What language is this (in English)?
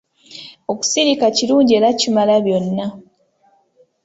Ganda